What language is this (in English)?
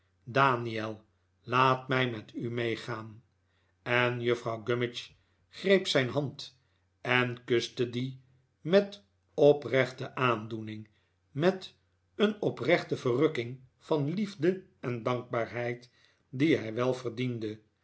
Dutch